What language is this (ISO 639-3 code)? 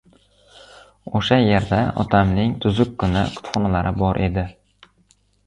uzb